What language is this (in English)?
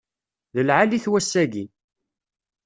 Kabyle